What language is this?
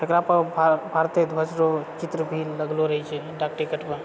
Maithili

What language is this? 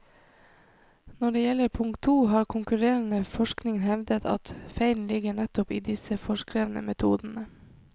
Norwegian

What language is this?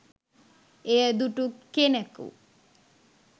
Sinhala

